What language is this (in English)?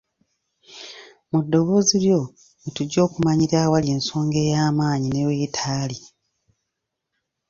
Ganda